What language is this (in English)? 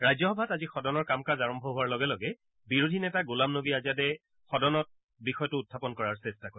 Assamese